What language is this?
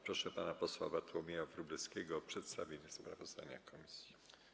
Polish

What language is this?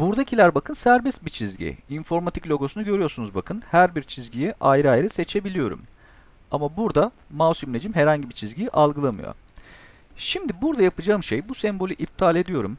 Turkish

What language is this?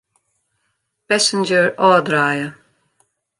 Western Frisian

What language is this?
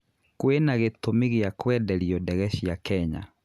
Kikuyu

